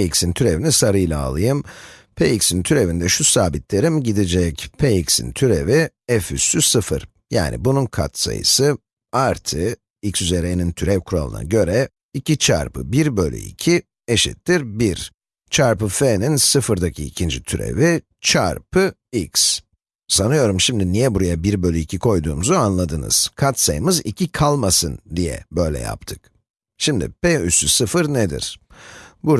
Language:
Turkish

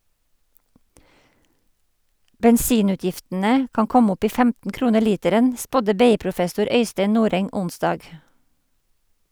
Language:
Norwegian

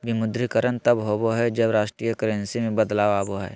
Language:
Magahi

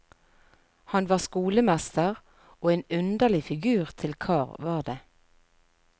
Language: Norwegian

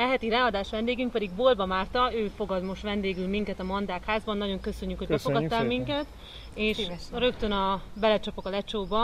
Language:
Hungarian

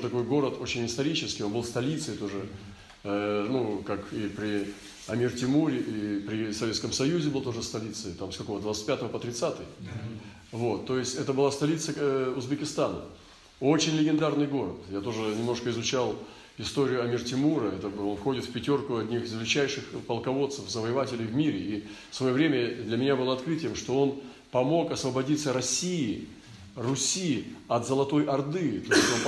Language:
Russian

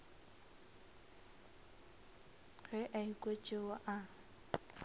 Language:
Northern Sotho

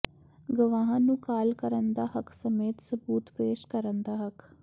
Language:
Punjabi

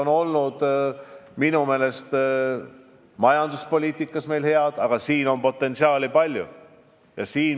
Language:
Estonian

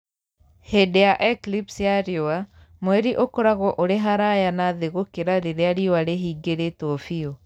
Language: Kikuyu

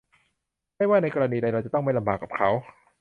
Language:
Thai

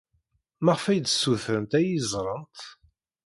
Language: Kabyle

